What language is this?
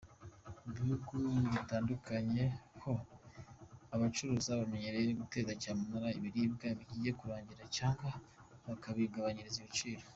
Kinyarwanda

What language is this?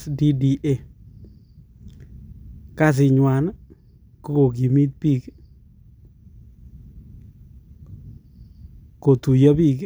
Kalenjin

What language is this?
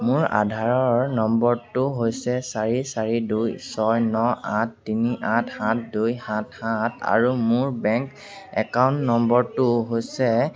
Assamese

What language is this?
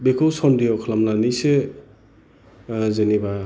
Bodo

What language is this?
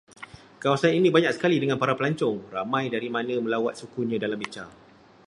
Malay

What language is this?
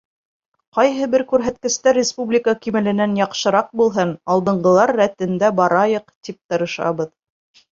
Bashkir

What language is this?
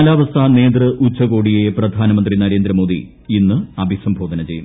Malayalam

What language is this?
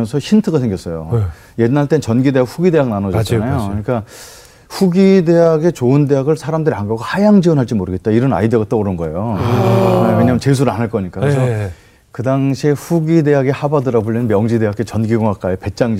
Korean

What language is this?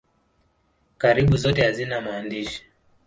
Swahili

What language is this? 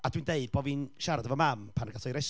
Welsh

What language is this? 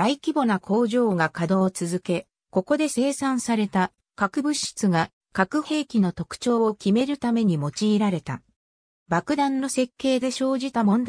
Japanese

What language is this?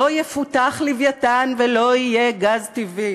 Hebrew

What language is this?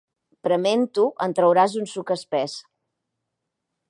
Catalan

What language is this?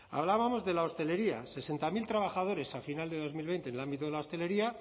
Spanish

